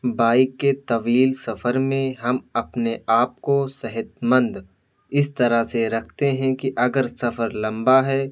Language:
Urdu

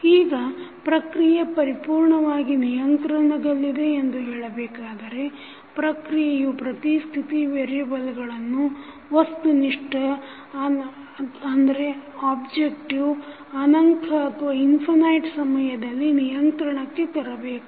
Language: Kannada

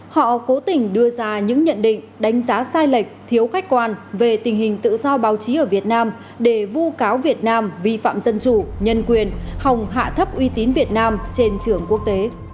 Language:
Vietnamese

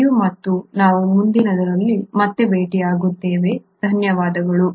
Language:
Kannada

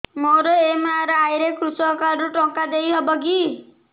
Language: Odia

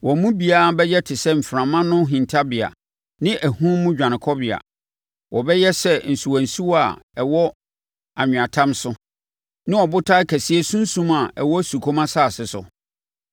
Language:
Akan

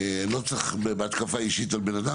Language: Hebrew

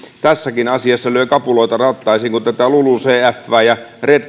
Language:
Finnish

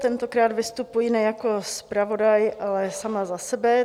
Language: Czech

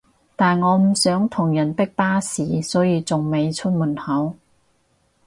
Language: Cantonese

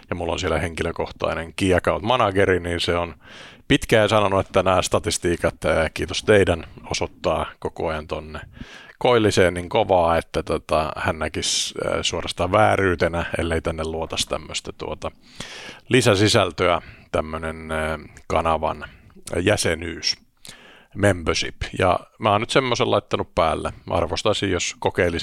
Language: Finnish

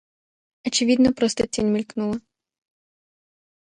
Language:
Russian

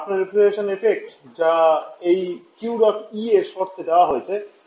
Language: Bangla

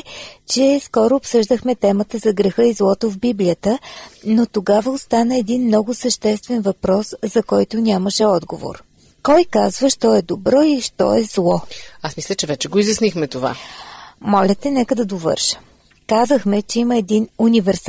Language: Bulgarian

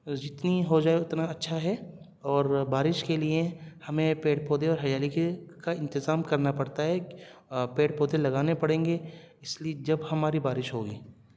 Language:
Urdu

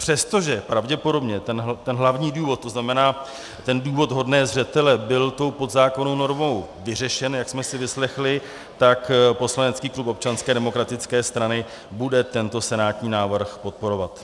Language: Czech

